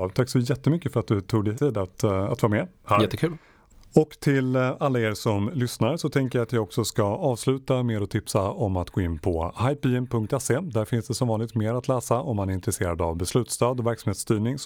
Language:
Swedish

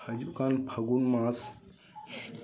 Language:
Santali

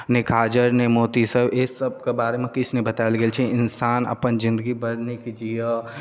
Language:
Maithili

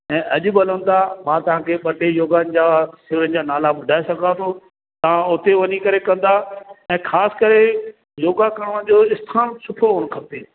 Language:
Sindhi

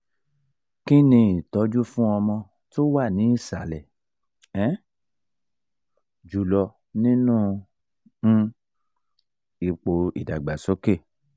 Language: Yoruba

